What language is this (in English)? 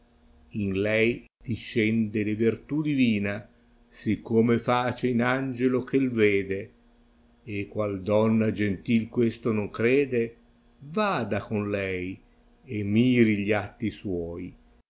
Italian